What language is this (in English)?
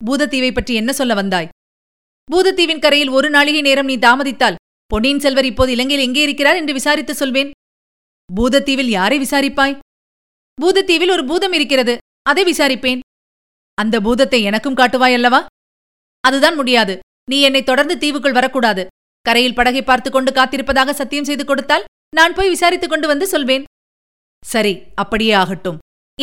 Tamil